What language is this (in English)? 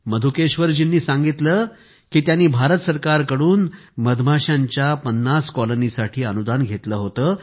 Marathi